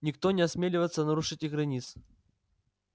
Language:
Russian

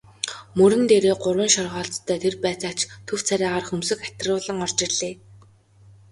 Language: Mongolian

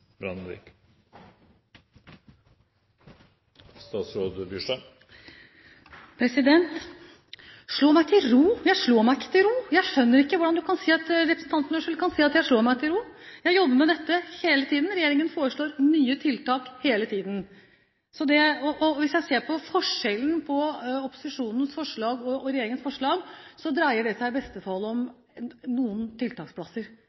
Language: Norwegian Bokmål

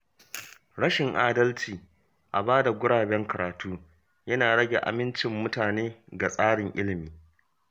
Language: Hausa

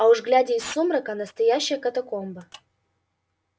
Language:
Russian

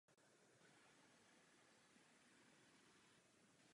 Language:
Czech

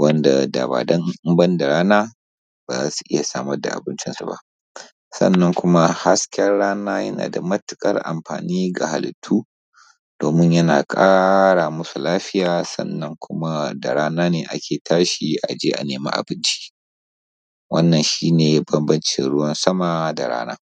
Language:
Hausa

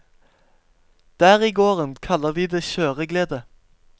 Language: Norwegian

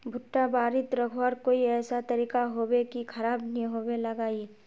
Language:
Magahi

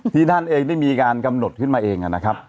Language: Thai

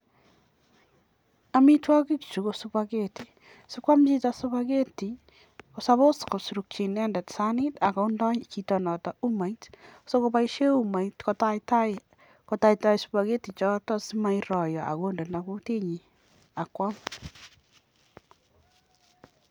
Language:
Kalenjin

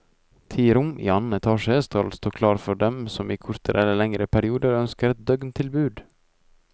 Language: Norwegian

